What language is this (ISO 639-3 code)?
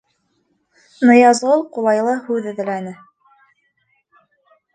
bak